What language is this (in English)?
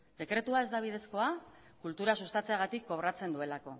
Basque